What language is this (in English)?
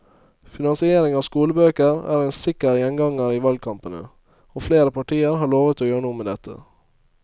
Norwegian